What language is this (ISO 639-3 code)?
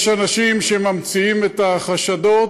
heb